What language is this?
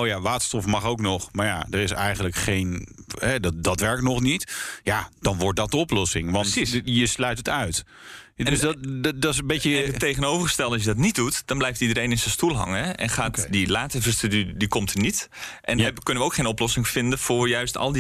Dutch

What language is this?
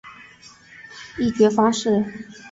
Chinese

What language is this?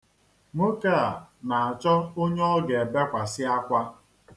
Igbo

